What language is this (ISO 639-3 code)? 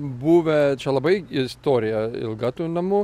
lit